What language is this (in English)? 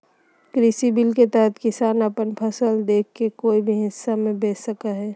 Magahi